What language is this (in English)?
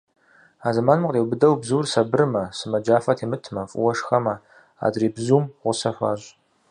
Kabardian